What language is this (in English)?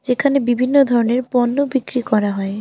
Bangla